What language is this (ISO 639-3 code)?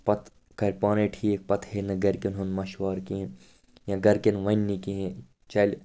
kas